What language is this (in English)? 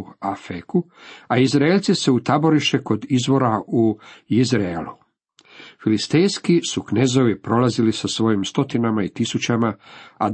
Croatian